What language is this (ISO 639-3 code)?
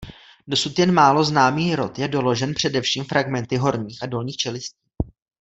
ces